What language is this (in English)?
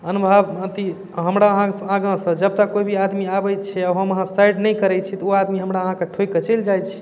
Maithili